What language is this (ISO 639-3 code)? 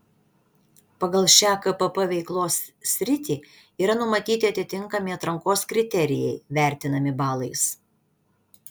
lit